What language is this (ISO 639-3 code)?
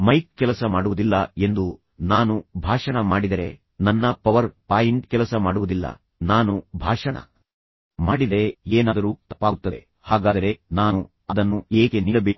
kan